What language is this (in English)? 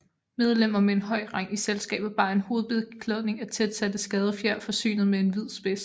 Danish